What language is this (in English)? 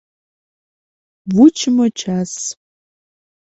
Mari